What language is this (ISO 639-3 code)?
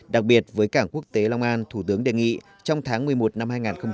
vie